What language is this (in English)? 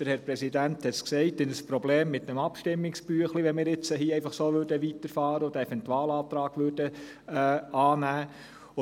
Swiss German